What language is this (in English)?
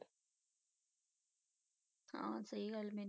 Punjabi